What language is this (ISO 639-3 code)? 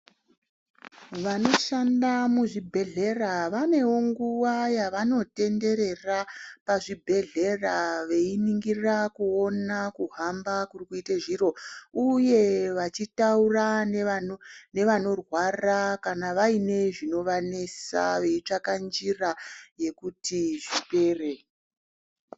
ndc